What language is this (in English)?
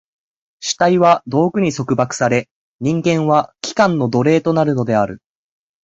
Japanese